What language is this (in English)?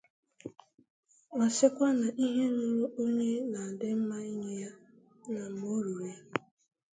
Igbo